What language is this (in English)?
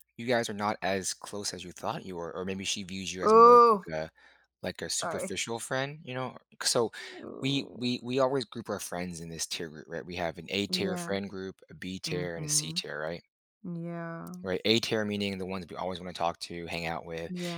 English